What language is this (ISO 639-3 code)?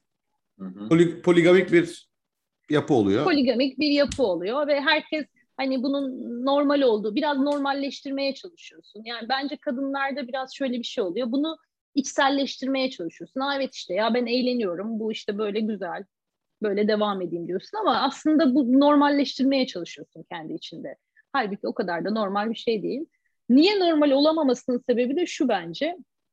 tur